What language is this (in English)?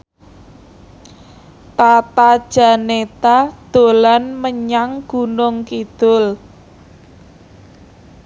Javanese